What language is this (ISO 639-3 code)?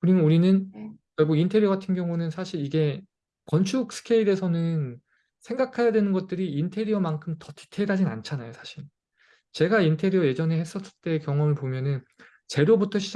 kor